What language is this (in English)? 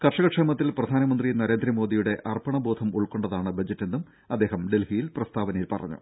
Malayalam